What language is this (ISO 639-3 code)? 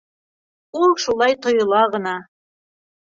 bak